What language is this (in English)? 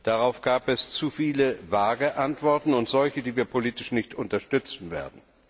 German